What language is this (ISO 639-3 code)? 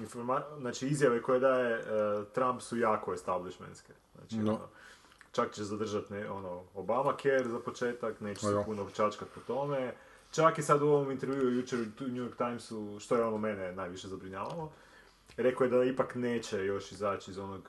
hrv